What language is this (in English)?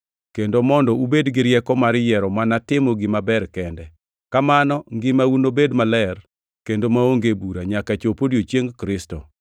Luo (Kenya and Tanzania)